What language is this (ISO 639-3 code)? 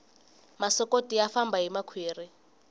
tso